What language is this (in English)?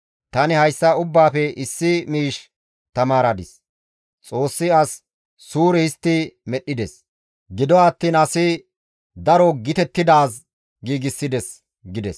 Gamo